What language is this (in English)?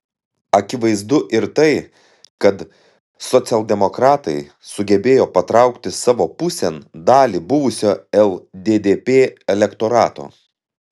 Lithuanian